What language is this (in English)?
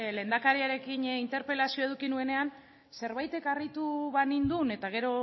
Basque